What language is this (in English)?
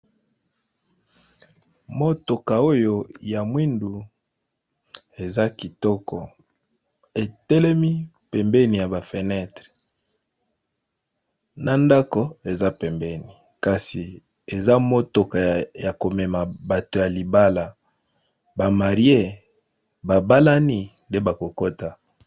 Lingala